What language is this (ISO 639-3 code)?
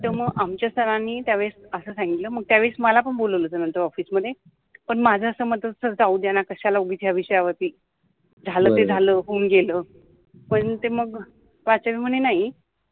mar